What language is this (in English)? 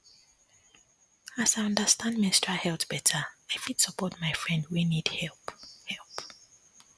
Nigerian Pidgin